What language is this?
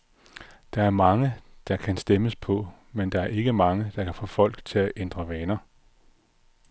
Danish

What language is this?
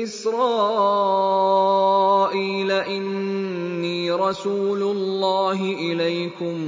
Arabic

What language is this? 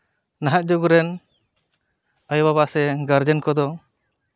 Santali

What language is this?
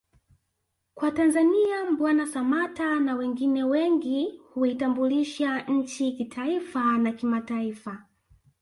Swahili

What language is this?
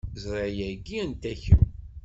Kabyle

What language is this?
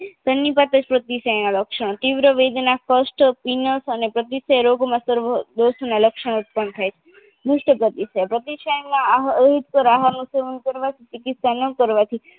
Gujarati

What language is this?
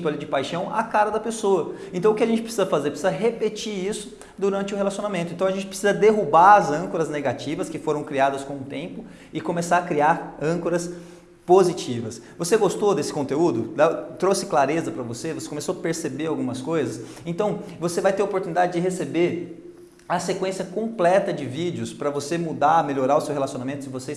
Portuguese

